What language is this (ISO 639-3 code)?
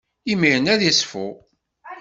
kab